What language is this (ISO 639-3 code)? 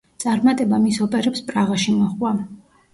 kat